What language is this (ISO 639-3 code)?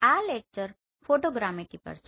guj